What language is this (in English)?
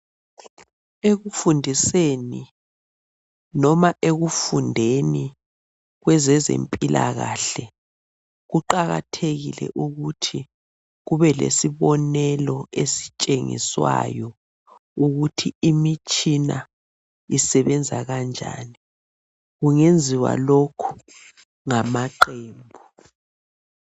North Ndebele